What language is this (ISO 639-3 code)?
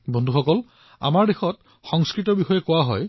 asm